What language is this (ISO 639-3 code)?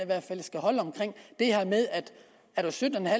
dan